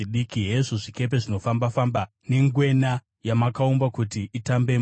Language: Shona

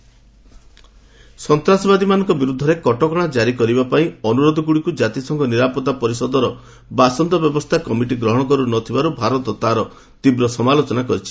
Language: Odia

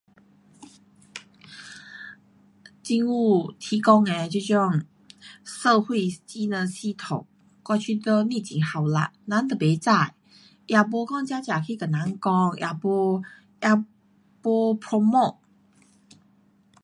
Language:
Pu-Xian Chinese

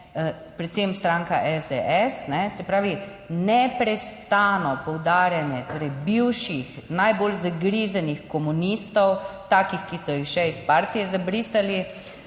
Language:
Slovenian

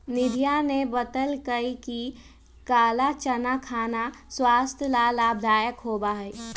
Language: Magahi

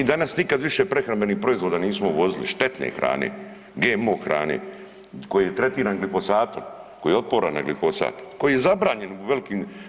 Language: Croatian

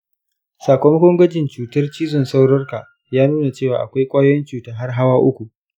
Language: Hausa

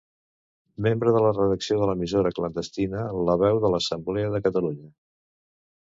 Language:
Catalan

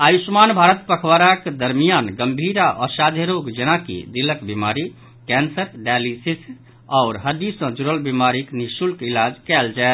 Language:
Maithili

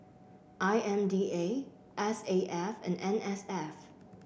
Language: English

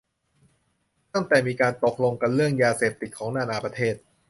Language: Thai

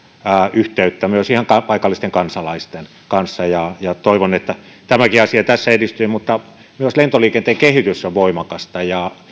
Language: Finnish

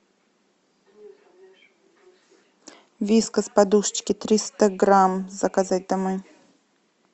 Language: Russian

